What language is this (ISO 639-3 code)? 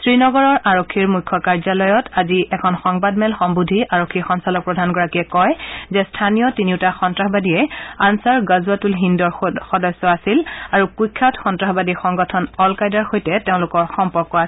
asm